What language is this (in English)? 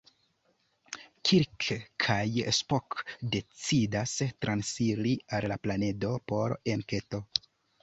Esperanto